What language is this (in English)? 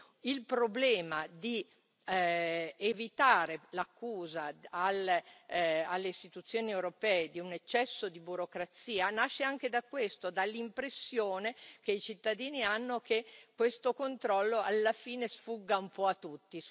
Italian